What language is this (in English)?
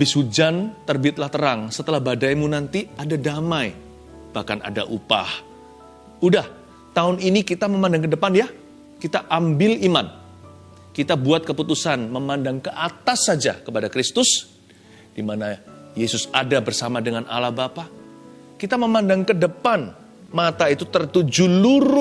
Indonesian